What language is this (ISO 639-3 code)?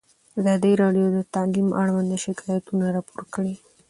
pus